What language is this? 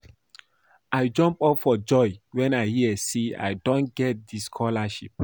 Nigerian Pidgin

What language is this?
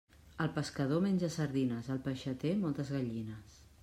Catalan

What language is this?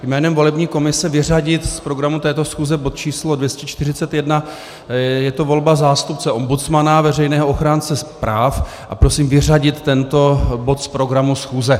Czech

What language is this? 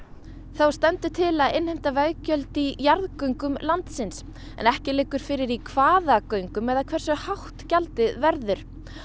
Icelandic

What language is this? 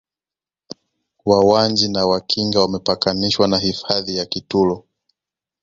Swahili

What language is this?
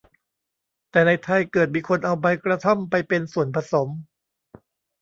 Thai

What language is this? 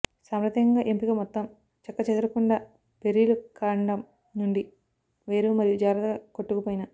Telugu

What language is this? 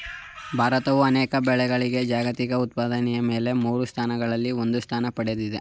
Kannada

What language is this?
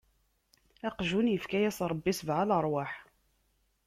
Kabyle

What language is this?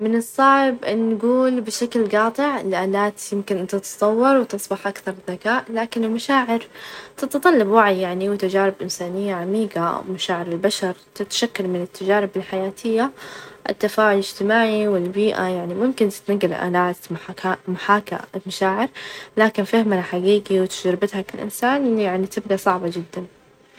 Najdi Arabic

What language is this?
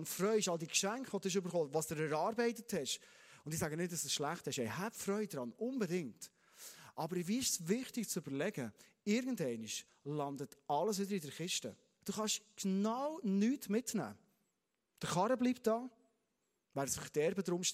German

